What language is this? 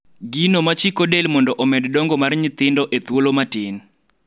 Luo (Kenya and Tanzania)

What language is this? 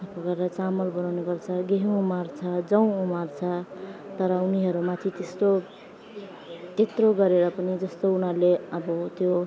Nepali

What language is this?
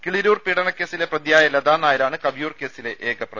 Malayalam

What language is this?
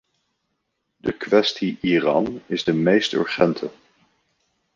Dutch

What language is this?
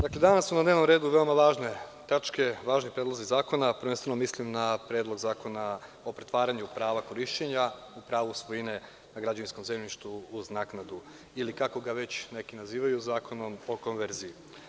Serbian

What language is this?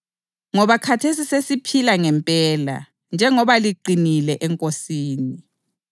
North Ndebele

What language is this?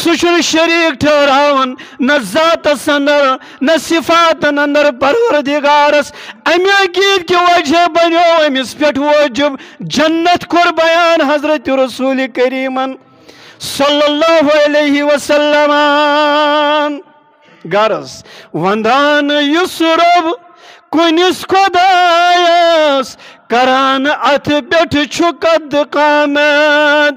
Turkish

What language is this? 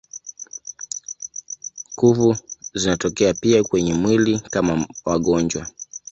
Swahili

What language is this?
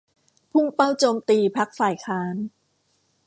Thai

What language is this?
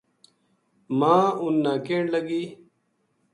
Gujari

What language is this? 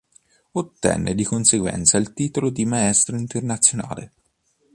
Italian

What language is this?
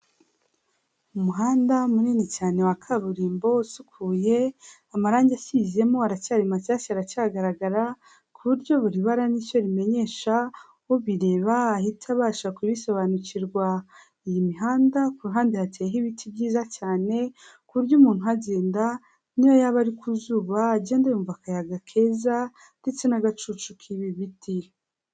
Kinyarwanda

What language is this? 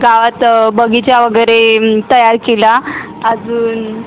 Marathi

